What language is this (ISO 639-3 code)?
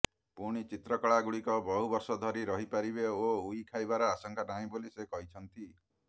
ori